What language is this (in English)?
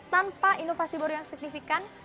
Indonesian